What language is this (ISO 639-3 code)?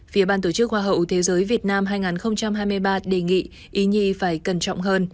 vie